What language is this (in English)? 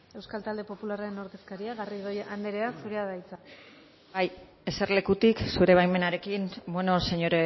Basque